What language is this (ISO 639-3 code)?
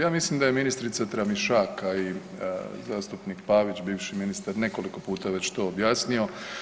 hrv